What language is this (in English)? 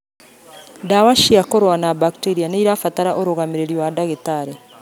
Kikuyu